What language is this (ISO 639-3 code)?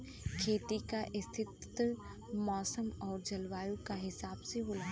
bho